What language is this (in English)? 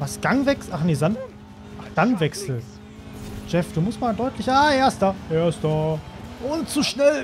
German